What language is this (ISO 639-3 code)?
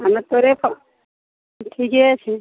mai